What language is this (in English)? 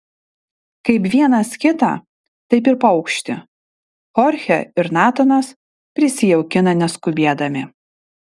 Lithuanian